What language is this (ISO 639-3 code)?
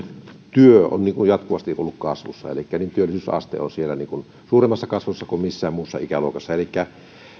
fin